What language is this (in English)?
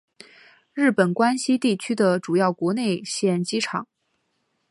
Chinese